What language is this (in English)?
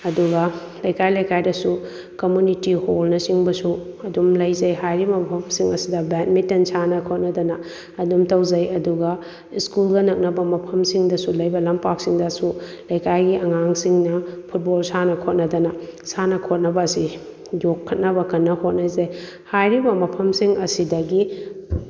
Manipuri